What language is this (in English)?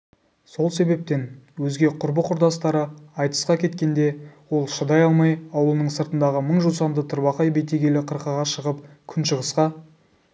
Kazakh